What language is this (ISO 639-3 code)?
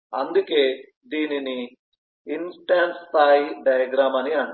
tel